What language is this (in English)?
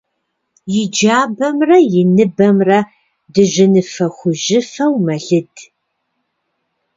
Kabardian